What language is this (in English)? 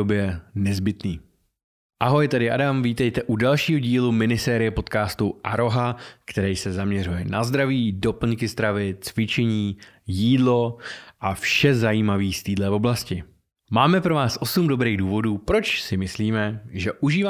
Czech